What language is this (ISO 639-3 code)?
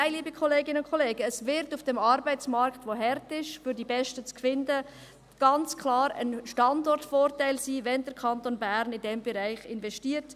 gsw